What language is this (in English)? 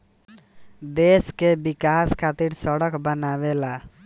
Bhojpuri